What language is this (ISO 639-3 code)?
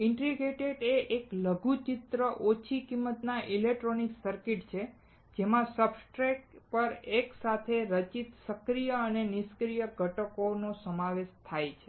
guj